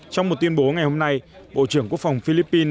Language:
Vietnamese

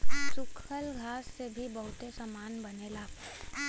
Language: Bhojpuri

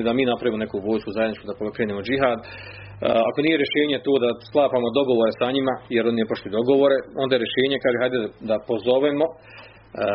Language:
Croatian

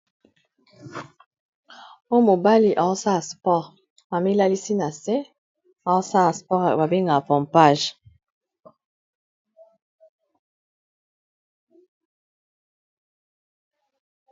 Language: Lingala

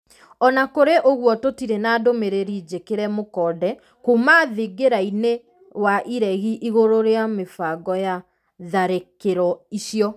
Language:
Kikuyu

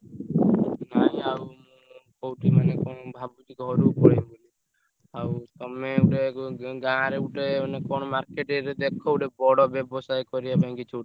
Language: Odia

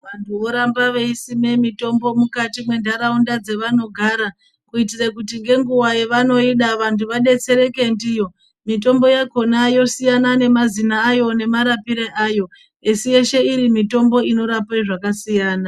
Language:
Ndau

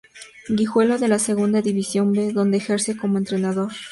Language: Spanish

